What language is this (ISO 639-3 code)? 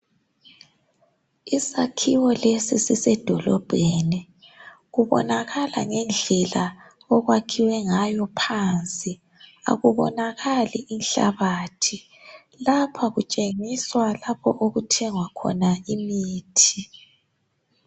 nde